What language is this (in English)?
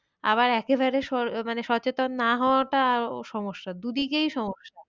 Bangla